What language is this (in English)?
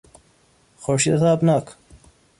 Persian